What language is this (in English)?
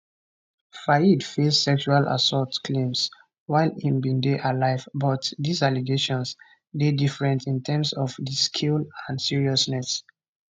Nigerian Pidgin